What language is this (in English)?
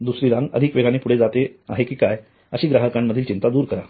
Marathi